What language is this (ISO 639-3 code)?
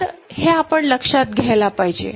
mar